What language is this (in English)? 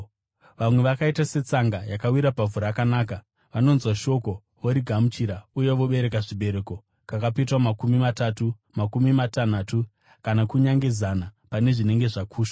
Shona